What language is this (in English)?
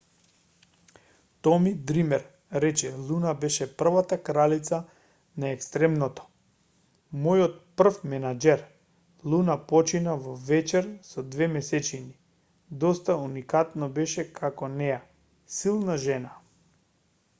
Macedonian